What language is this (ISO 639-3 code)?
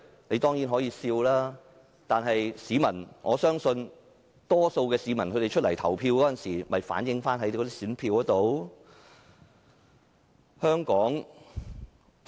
yue